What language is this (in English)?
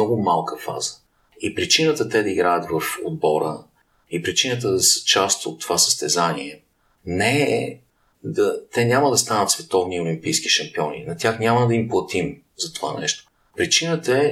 Bulgarian